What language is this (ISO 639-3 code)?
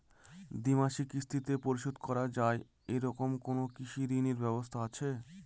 ben